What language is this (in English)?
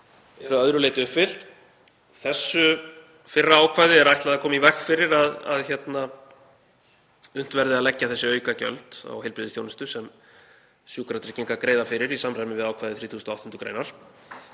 Icelandic